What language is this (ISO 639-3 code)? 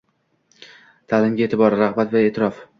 uzb